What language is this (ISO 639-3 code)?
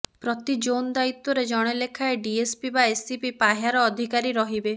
ori